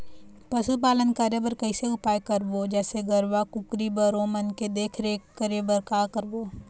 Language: Chhattisgarhi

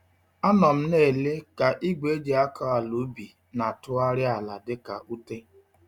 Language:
Igbo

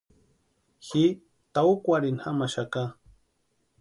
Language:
Western Highland Purepecha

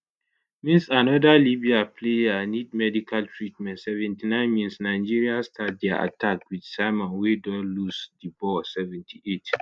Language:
Nigerian Pidgin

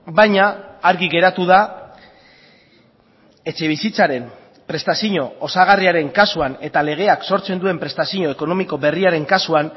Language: Basque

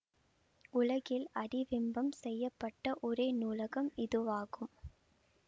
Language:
Tamil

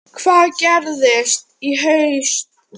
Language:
Icelandic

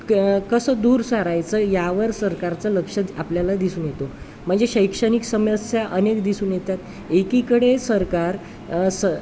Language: Marathi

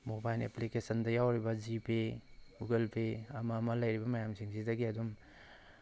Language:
Manipuri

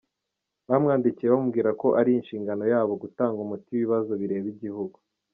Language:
Kinyarwanda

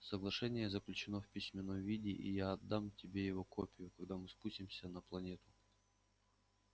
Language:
Russian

